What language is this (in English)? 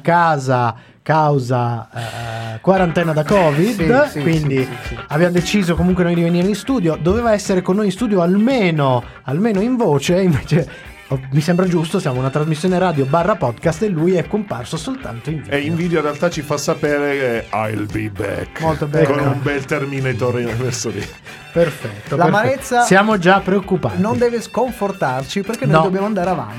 Italian